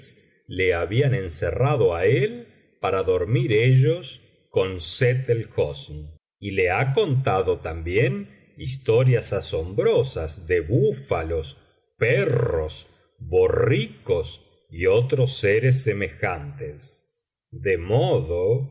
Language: Spanish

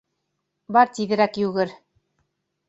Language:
Bashkir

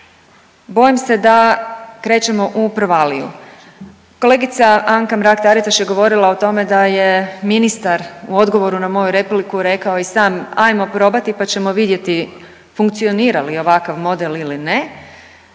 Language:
Croatian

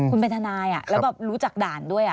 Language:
Thai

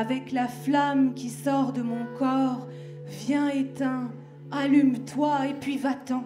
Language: French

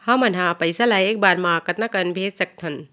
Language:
Chhattisgarhi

